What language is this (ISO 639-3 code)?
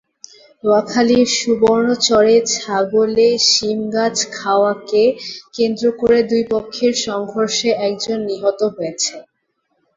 ben